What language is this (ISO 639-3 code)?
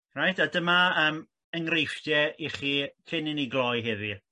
cym